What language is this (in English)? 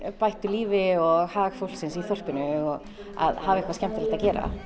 Icelandic